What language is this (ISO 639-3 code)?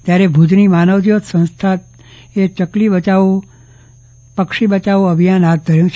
guj